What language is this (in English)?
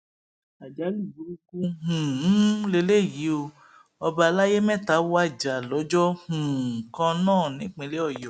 Yoruba